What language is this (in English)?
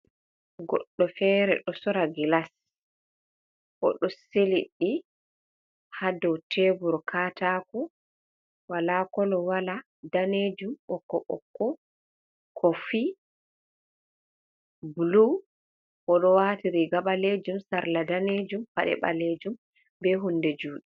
Fula